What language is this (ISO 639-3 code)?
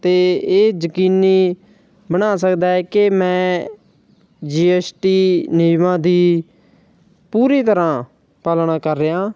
pan